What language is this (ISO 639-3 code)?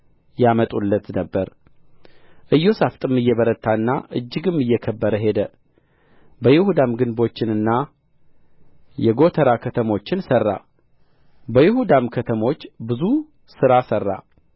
amh